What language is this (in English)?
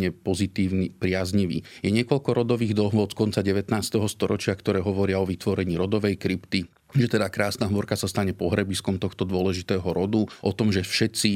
Slovak